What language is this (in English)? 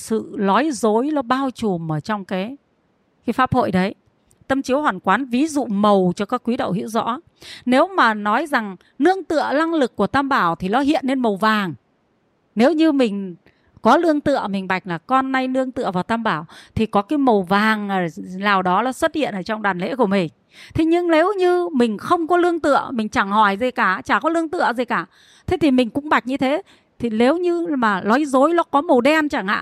Vietnamese